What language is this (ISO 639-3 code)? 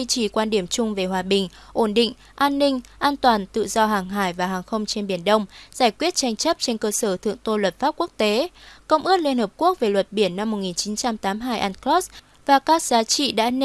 vie